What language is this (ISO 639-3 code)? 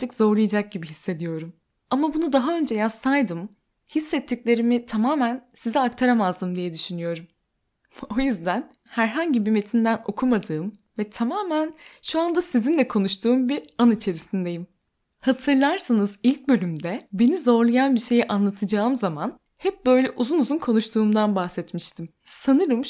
tur